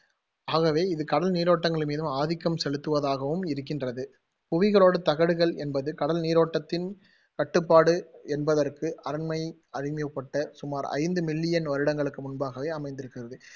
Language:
Tamil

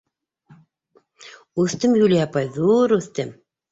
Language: Bashkir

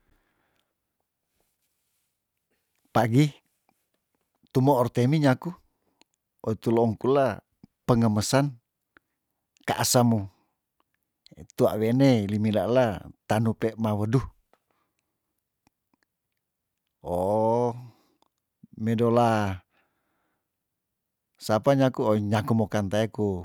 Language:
Tondano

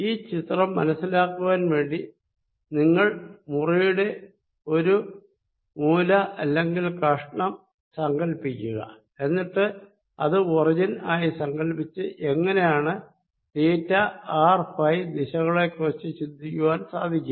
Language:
Malayalam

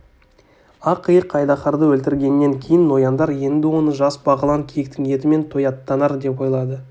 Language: Kazakh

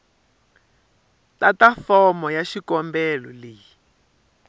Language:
Tsonga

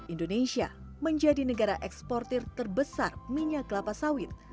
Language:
Indonesian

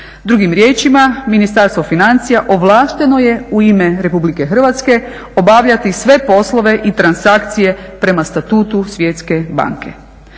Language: Croatian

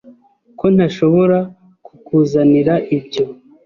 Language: Kinyarwanda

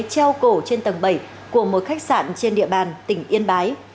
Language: Vietnamese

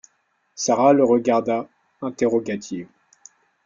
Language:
French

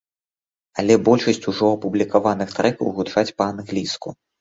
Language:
Belarusian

